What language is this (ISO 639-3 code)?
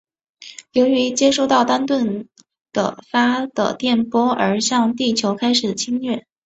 zho